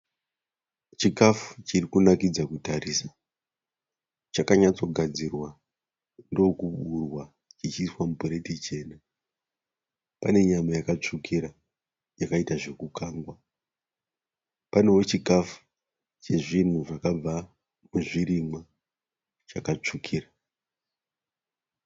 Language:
Shona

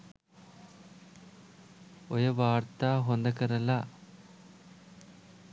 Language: Sinhala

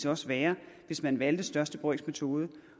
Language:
Danish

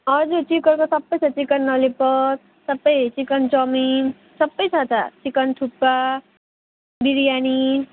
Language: Nepali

